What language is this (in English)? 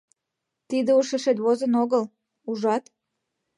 Mari